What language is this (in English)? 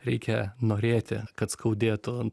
Lithuanian